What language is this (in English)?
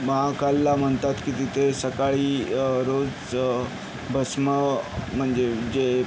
Marathi